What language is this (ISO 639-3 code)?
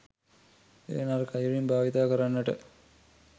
sin